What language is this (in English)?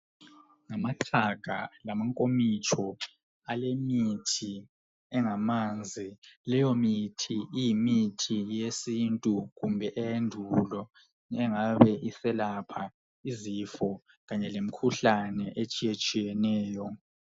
North Ndebele